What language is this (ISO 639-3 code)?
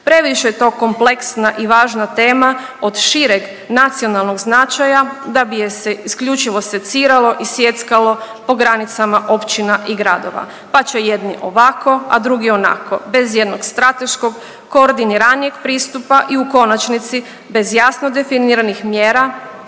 hrv